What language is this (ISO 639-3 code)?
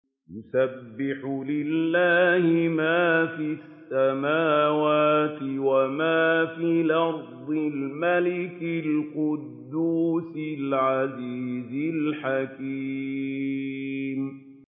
ara